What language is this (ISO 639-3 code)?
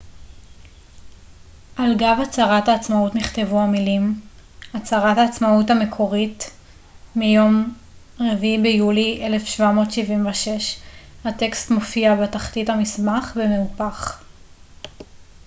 heb